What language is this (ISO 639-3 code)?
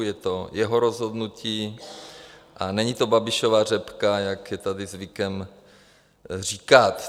ces